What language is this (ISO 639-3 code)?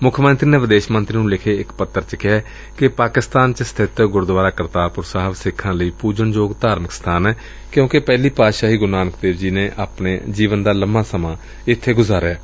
pan